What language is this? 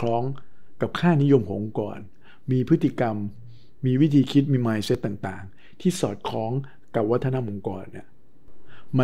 Thai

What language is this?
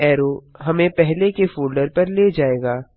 Hindi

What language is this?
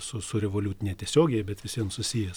Lithuanian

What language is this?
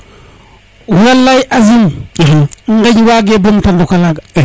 Serer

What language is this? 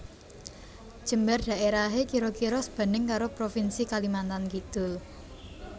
Javanese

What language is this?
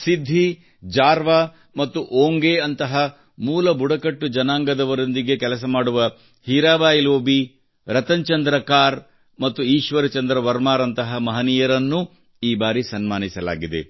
Kannada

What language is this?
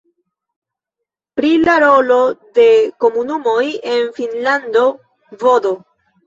Esperanto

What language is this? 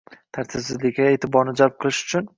Uzbek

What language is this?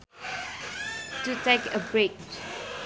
Sundanese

